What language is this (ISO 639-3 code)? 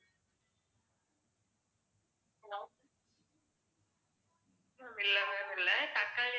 tam